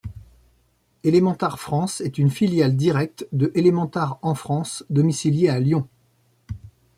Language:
French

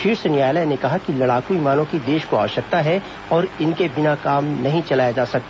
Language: Hindi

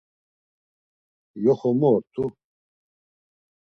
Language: Laz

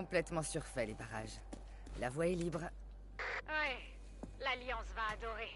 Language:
French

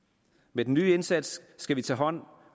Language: Danish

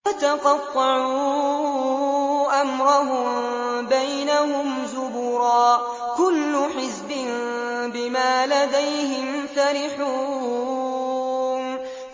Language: Arabic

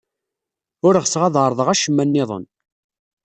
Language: Kabyle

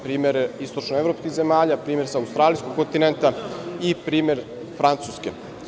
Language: Serbian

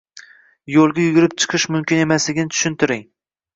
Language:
Uzbek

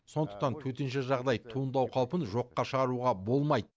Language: Kazakh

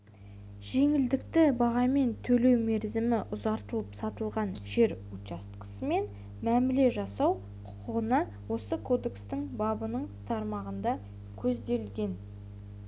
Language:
Kazakh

